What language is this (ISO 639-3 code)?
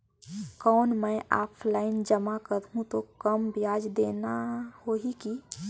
hne